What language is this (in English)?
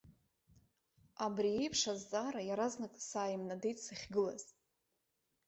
Abkhazian